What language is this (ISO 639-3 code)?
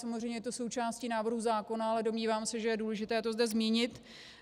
ces